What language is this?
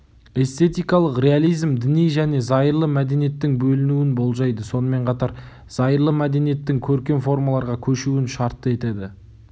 Kazakh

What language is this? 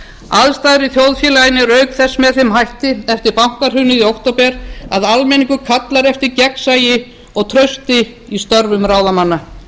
Icelandic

